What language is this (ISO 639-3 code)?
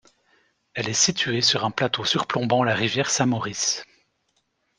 fra